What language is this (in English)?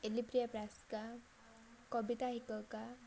Odia